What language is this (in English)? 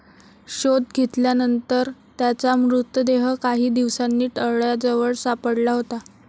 Marathi